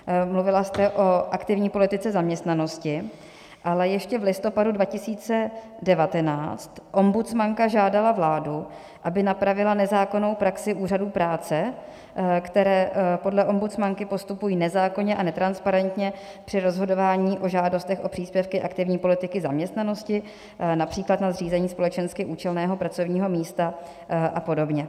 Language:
Czech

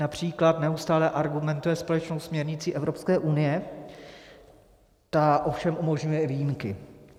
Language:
Czech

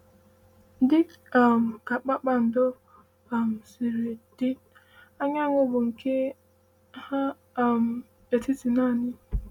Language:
Igbo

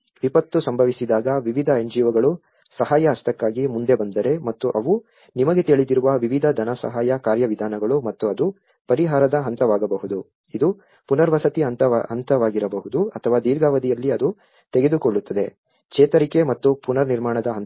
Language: Kannada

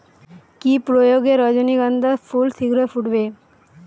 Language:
Bangla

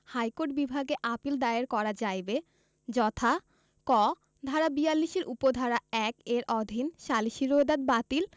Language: Bangla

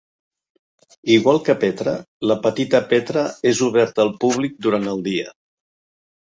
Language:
Catalan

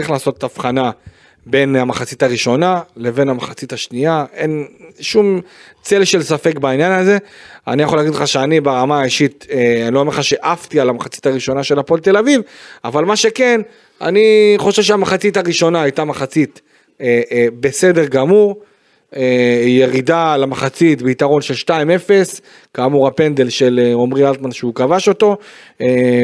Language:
Hebrew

